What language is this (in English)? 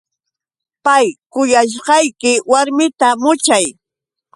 Yauyos Quechua